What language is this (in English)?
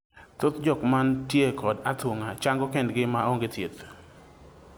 Luo (Kenya and Tanzania)